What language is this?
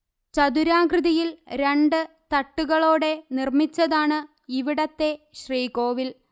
Malayalam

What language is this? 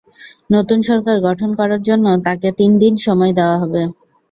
Bangla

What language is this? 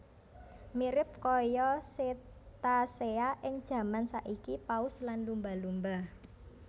Javanese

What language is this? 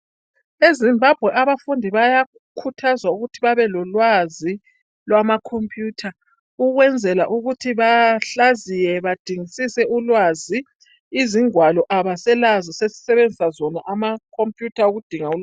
North Ndebele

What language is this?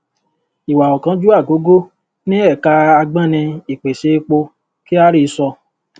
Yoruba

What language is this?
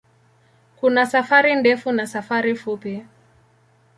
Swahili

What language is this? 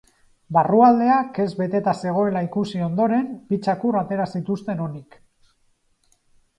Basque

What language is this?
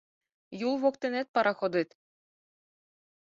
Mari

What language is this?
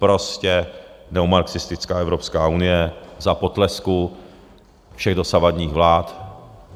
Czech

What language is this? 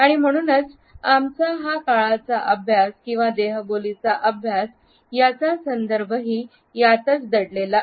Marathi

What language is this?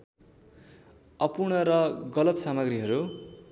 Nepali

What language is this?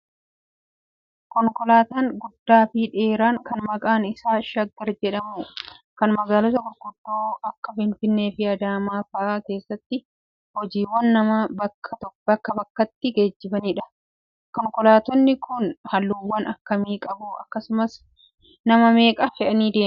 Oromo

